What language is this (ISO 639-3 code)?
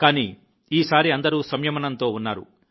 tel